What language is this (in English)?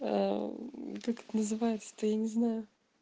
Russian